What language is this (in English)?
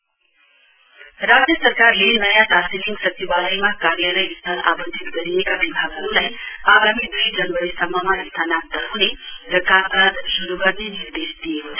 Nepali